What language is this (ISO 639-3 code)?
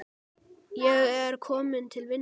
isl